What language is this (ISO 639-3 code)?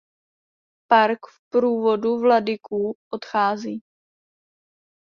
ces